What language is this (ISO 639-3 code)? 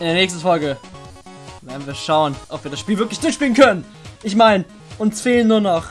deu